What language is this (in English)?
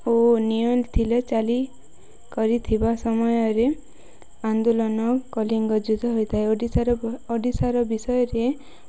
Odia